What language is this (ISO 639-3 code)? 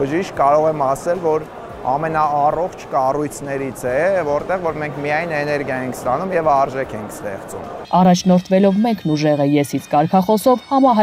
ron